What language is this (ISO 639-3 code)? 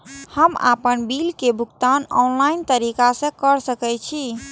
mai